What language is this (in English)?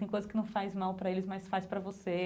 Portuguese